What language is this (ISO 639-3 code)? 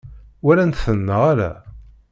kab